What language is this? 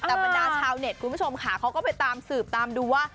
Thai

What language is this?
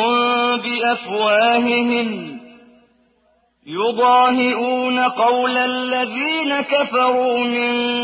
Arabic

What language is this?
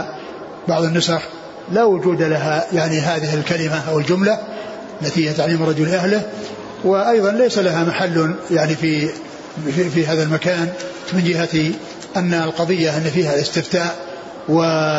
Arabic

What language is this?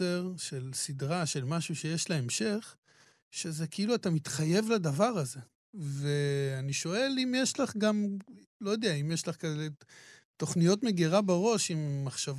Hebrew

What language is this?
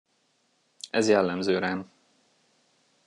Hungarian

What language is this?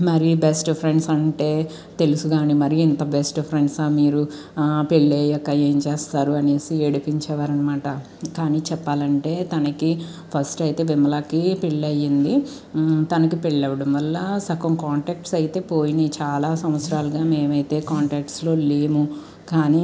Telugu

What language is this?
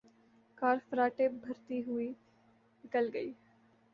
Urdu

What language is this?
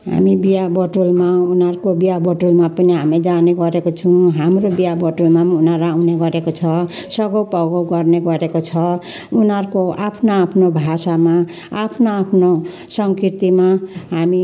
Nepali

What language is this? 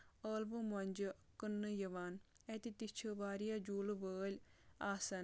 Kashmiri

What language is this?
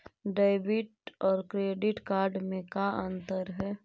Magahi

